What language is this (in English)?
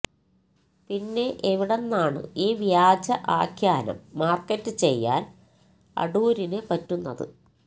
Malayalam